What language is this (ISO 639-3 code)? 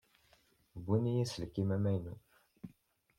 kab